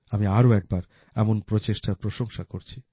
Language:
Bangla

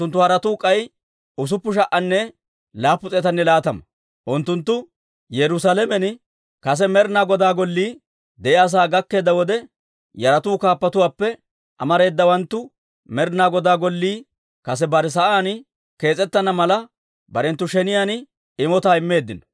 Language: Dawro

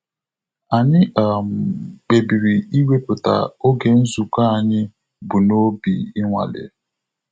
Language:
Igbo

